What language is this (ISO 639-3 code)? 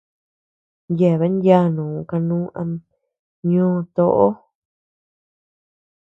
cux